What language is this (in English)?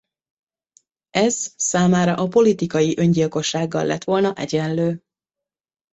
Hungarian